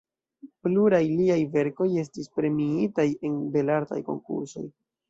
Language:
Esperanto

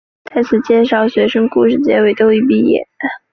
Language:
Chinese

